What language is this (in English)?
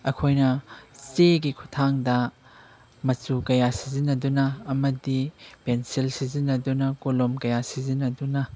Manipuri